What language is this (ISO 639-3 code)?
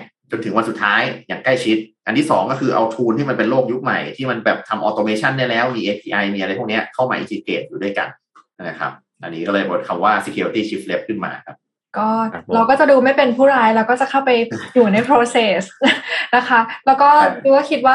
tha